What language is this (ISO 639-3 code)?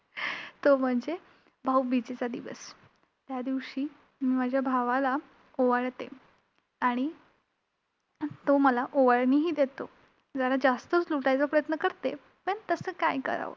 mar